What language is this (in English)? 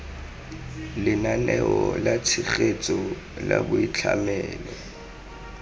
Tswana